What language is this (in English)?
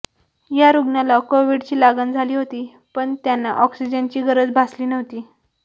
Marathi